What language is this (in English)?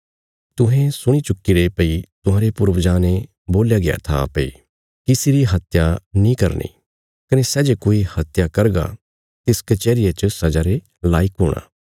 Bilaspuri